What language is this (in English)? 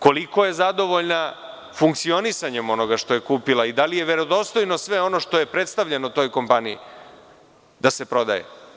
Serbian